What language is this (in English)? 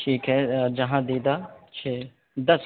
Urdu